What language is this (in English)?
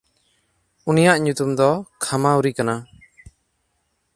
Santali